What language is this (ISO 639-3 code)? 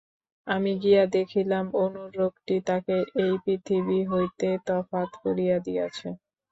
ben